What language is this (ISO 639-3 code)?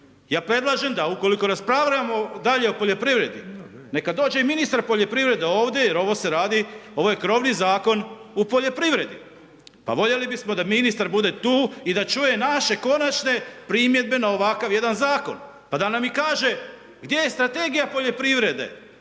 hrv